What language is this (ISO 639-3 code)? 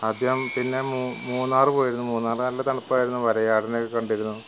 mal